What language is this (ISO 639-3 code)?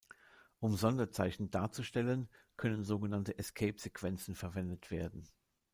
deu